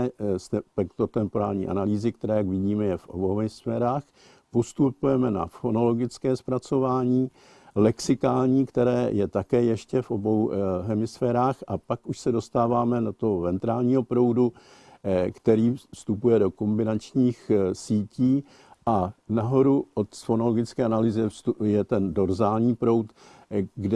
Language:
Czech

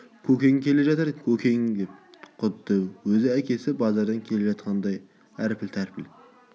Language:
Kazakh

